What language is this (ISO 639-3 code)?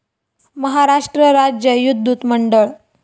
mar